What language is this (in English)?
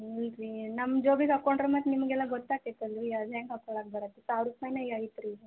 Kannada